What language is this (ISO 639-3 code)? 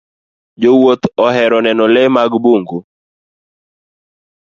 luo